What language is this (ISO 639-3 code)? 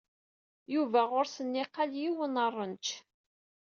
kab